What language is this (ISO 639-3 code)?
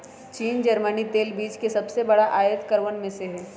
mag